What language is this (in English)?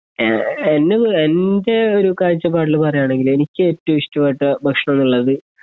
Malayalam